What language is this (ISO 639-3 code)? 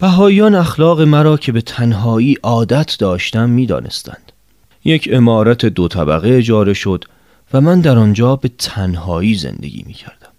fas